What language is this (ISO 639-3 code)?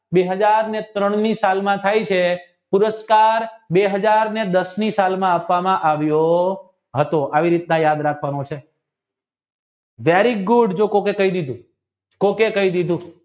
guj